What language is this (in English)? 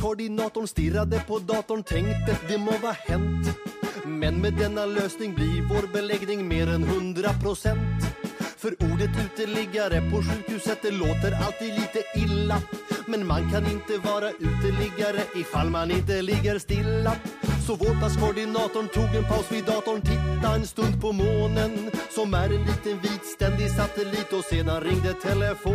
Swedish